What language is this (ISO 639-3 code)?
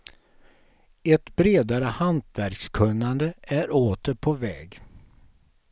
swe